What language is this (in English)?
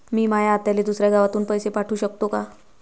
Marathi